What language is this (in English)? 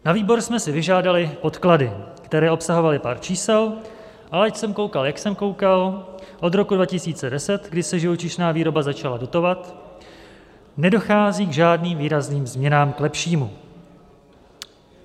Czech